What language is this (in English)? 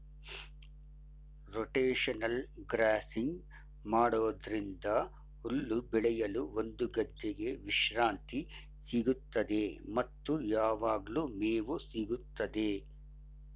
Kannada